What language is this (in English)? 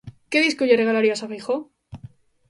Galician